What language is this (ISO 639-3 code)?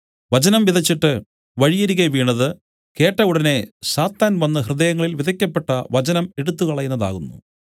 mal